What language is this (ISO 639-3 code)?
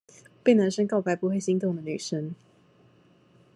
zho